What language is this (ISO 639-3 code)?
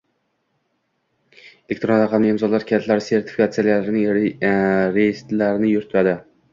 uzb